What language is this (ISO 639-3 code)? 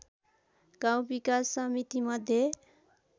nep